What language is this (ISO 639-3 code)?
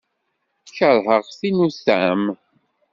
kab